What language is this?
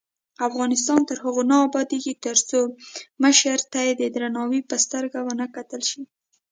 Pashto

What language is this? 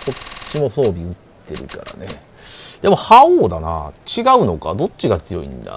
Japanese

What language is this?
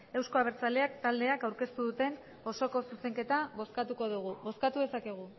Basque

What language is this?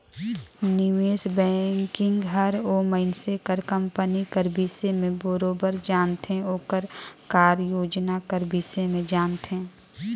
Chhattisgarhi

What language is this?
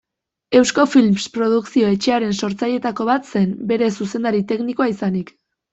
Basque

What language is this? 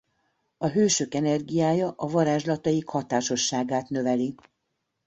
Hungarian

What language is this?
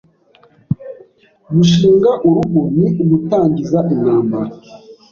Kinyarwanda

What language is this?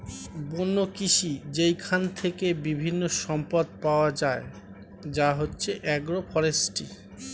Bangla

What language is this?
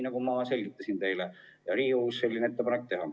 Estonian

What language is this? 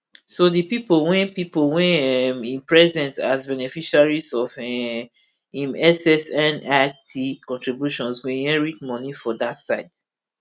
Nigerian Pidgin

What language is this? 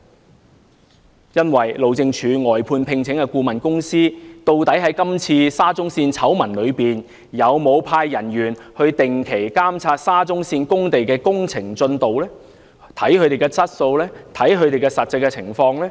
Cantonese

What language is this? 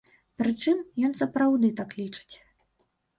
Belarusian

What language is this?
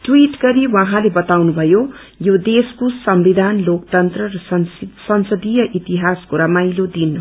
Nepali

